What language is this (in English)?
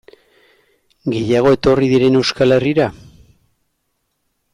Basque